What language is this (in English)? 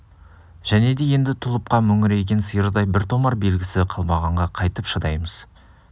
Kazakh